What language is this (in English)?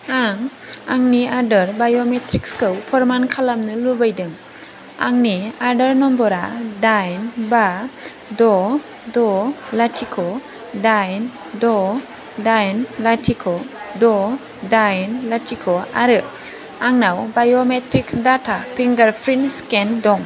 Bodo